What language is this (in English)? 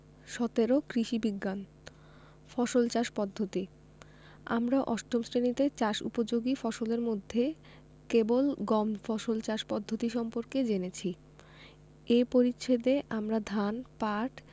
Bangla